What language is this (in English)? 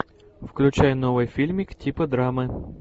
Russian